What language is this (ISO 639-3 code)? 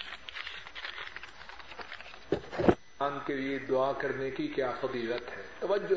urd